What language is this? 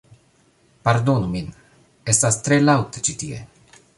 Esperanto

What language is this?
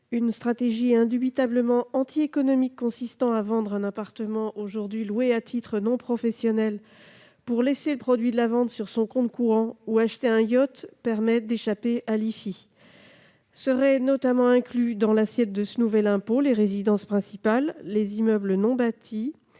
French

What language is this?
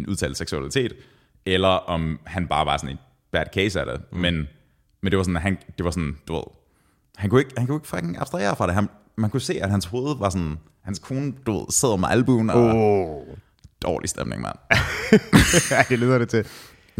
Danish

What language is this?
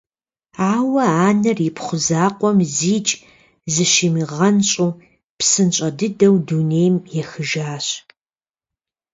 Kabardian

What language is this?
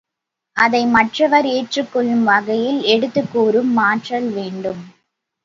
Tamil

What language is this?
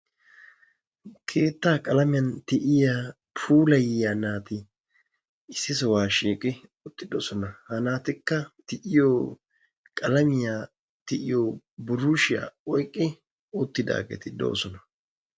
Wolaytta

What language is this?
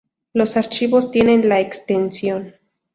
Spanish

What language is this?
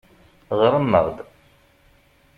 Kabyle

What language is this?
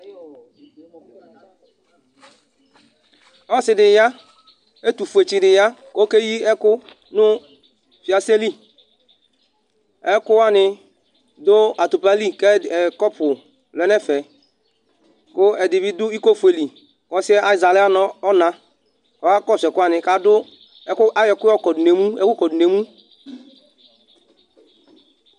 Ikposo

